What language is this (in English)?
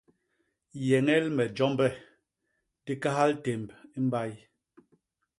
Basaa